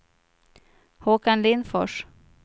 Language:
Swedish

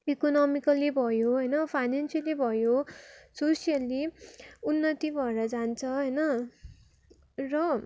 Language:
Nepali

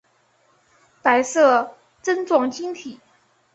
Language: Chinese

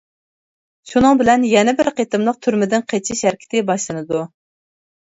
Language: Uyghur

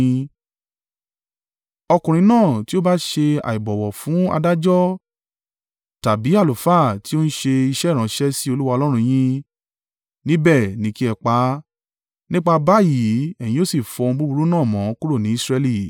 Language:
Yoruba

